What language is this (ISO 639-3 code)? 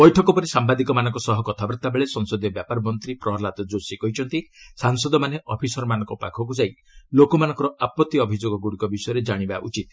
ori